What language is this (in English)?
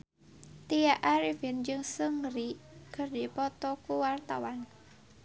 Sundanese